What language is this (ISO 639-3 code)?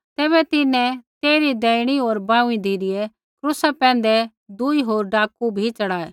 kfx